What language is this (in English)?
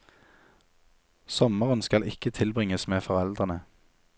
Norwegian